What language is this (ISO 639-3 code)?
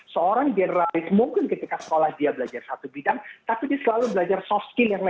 ind